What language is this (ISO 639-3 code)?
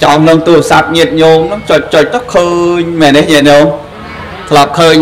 vie